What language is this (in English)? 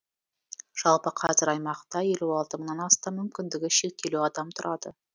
Kazakh